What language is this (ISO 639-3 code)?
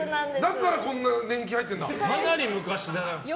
jpn